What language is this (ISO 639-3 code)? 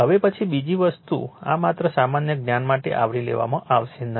guj